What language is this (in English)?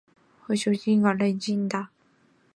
Chinese